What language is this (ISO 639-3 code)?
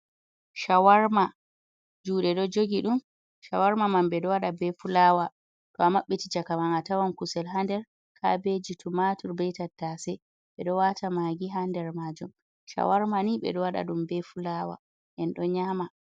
ful